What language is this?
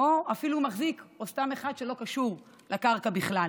Hebrew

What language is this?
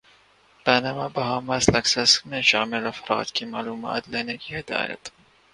Urdu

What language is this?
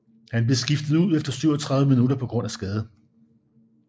Danish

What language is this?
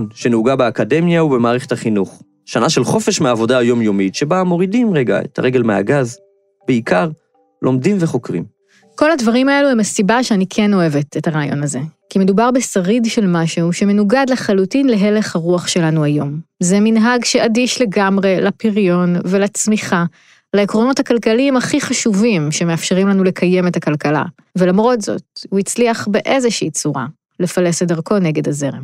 Hebrew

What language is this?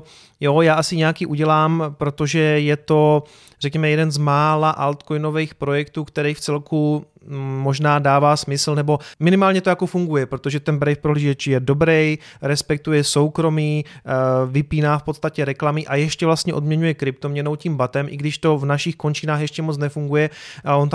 Czech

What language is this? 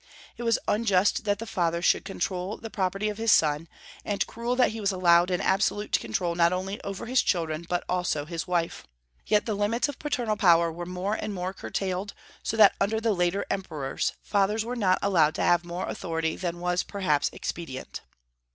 English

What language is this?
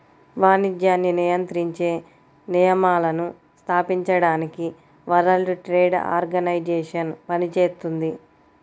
Telugu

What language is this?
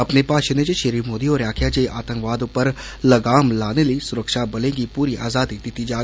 Dogri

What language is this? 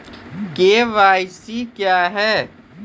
Maithili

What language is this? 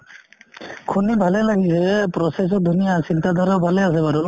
Assamese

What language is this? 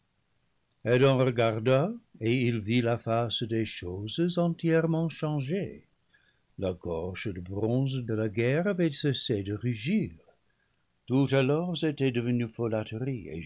French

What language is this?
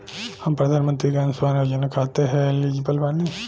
Bhojpuri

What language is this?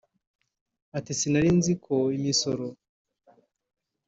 Kinyarwanda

